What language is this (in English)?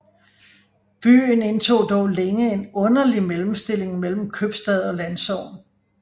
Danish